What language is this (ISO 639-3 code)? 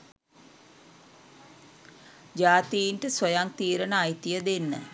sin